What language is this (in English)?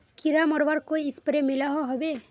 Magahi